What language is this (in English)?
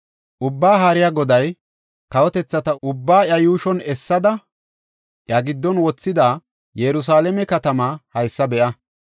Gofa